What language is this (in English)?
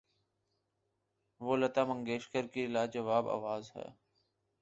Urdu